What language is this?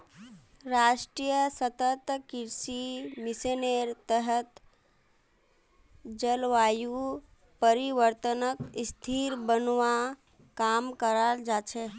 Magahi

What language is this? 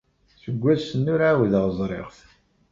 Kabyle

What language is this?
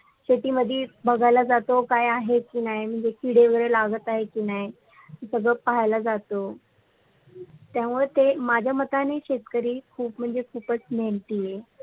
Marathi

